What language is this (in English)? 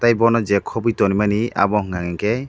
Kok Borok